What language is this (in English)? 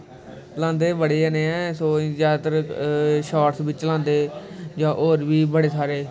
Dogri